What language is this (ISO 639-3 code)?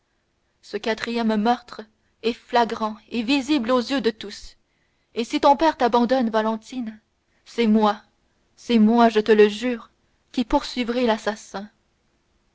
fra